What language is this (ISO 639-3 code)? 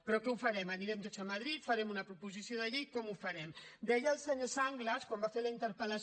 cat